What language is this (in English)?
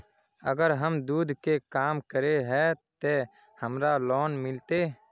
Magahi